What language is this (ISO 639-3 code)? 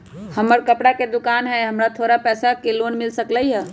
mag